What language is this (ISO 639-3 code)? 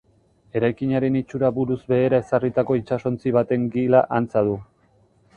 eus